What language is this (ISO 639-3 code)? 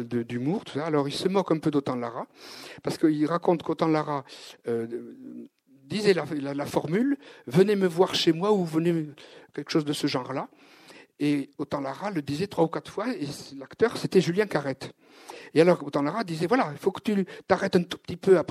fra